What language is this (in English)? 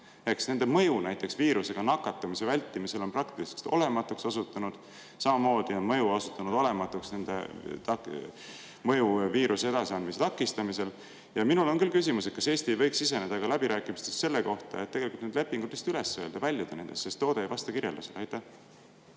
Estonian